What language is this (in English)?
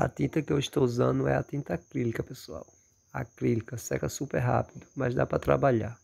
Portuguese